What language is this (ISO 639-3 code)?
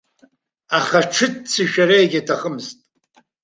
abk